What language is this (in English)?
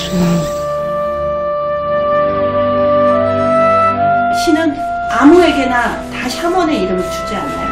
Korean